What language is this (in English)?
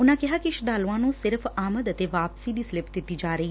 Punjabi